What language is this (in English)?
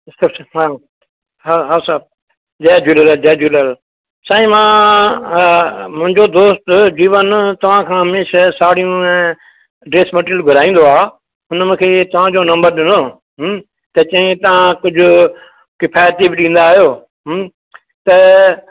Sindhi